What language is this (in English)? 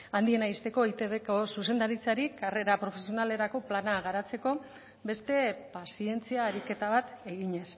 Basque